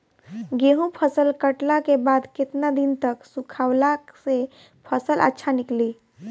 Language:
Bhojpuri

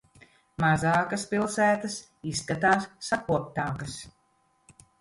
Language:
Latvian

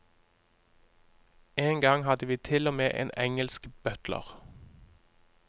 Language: Norwegian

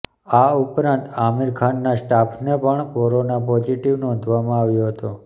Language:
Gujarati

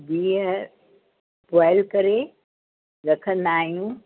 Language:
Sindhi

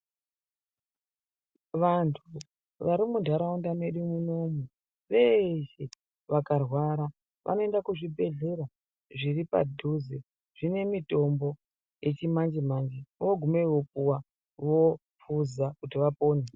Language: Ndau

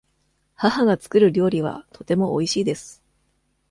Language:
Japanese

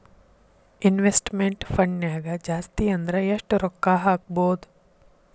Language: Kannada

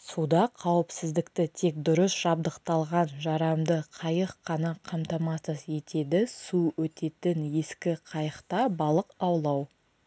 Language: Kazakh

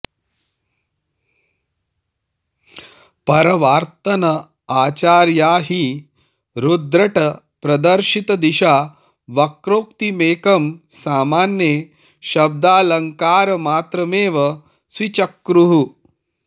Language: Sanskrit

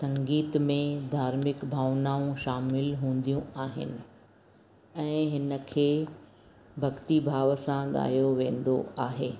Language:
Sindhi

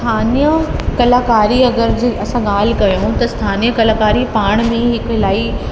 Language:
Sindhi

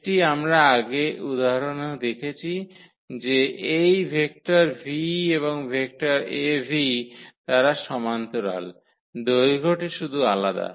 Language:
Bangla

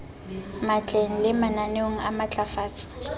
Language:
Southern Sotho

